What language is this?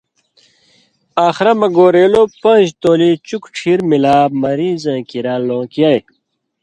Indus Kohistani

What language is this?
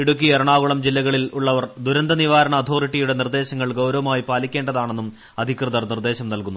Malayalam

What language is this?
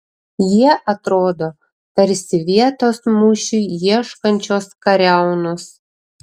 Lithuanian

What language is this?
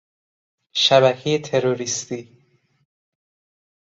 Persian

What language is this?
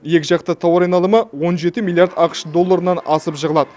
Kazakh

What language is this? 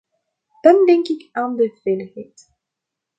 Dutch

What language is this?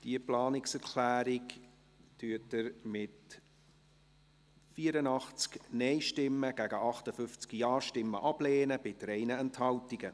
Swiss German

